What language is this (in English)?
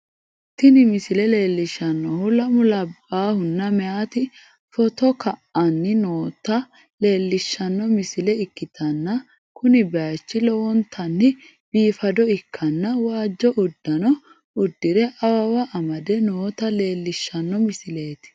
Sidamo